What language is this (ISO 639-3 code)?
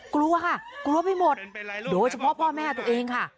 tha